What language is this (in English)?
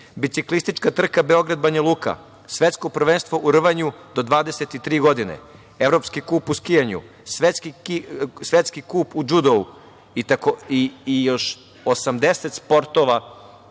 Serbian